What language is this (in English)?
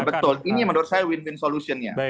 Indonesian